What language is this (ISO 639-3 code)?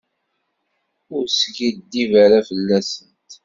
kab